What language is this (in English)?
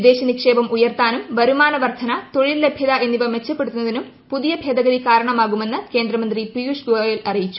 Malayalam